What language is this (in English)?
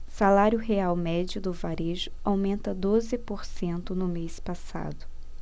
Portuguese